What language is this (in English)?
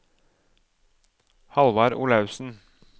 Norwegian